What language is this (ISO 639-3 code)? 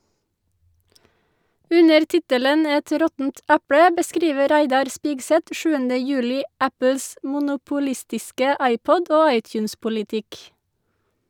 nor